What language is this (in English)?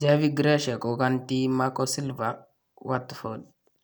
Kalenjin